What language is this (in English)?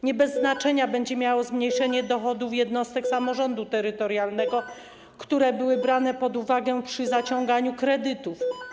Polish